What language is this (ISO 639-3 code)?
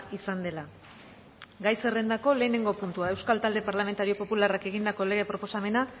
eus